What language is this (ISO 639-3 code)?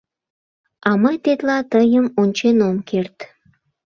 chm